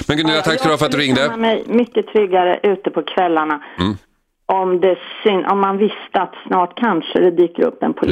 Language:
Swedish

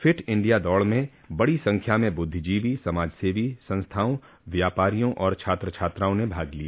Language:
Hindi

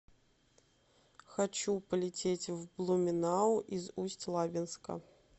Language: Russian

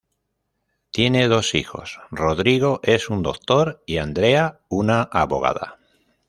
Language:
Spanish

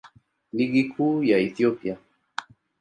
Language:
Swahili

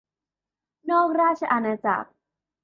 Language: Thai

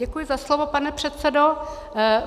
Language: Czech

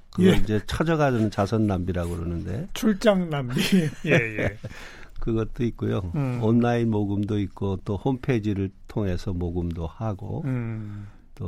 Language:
Korean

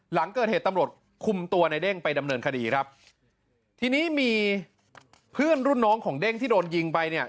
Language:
Thai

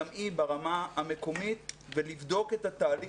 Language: Hebrew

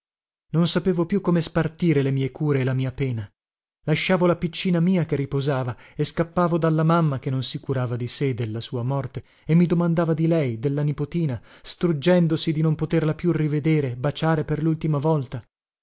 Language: Italian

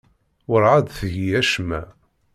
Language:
Kabyle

